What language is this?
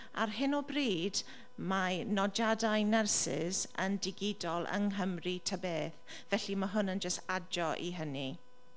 Welsh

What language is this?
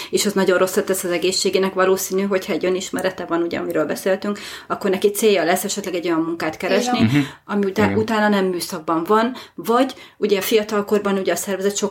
Hungarian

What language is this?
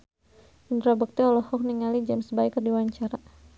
Sundanese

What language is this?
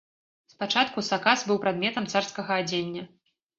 Belarusian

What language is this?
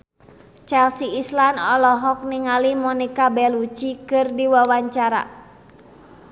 Sundanese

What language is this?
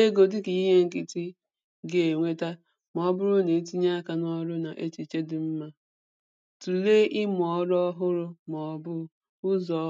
Igbo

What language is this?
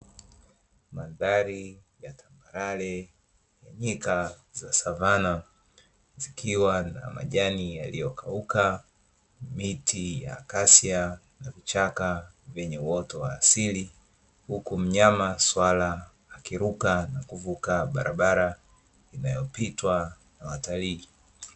Swahili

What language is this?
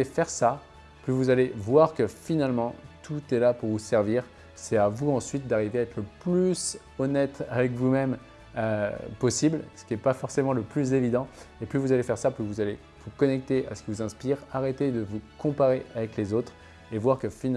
French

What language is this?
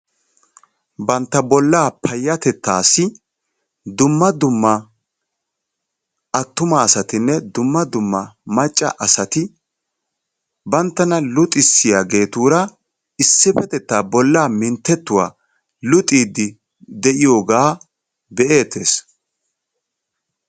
Wolaytta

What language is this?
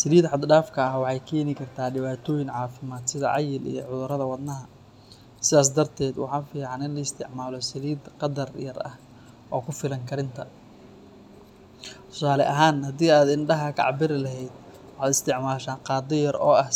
Somali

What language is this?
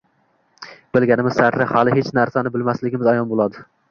Uzbek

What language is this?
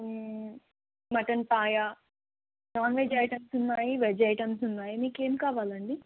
Telugu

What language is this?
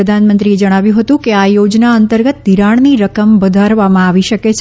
Gujarati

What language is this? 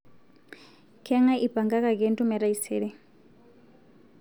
Masai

